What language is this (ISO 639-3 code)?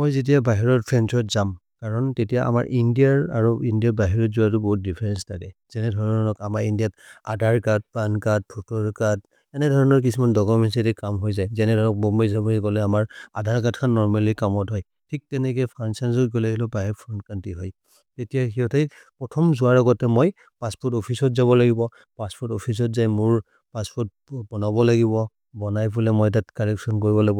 mrr